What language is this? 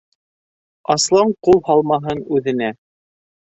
Bashkir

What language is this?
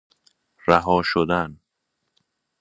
Persian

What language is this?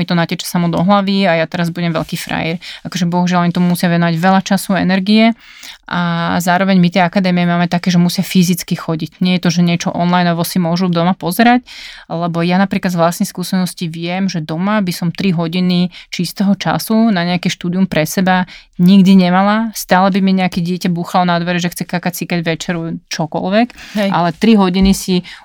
Slovak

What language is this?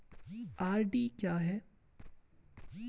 Hindi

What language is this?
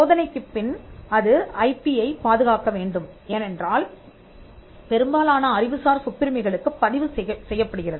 Tamil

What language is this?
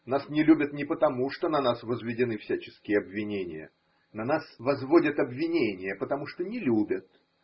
Russian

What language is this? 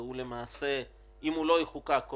Hebrew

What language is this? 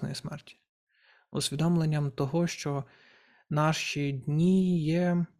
Ukrainian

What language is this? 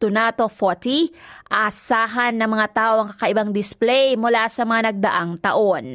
Filipino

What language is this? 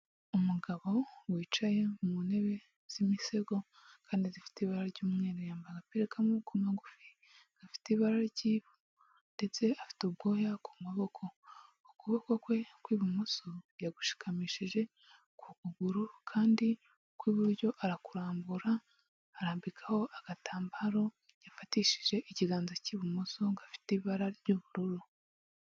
Kinyarwanda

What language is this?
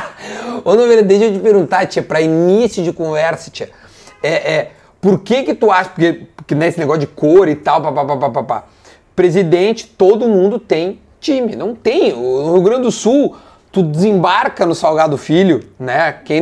Portuguese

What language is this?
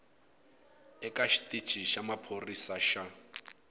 Tsonga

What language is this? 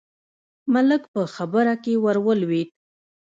Pashto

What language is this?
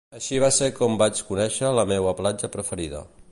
Catalan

